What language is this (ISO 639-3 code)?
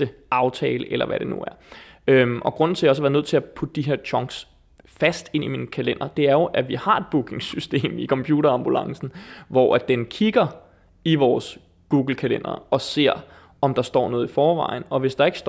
dan